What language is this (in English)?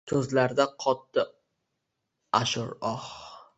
Uzbek